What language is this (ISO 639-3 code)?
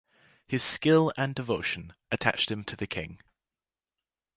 eng